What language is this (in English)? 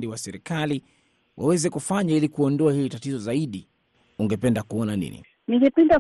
Swahili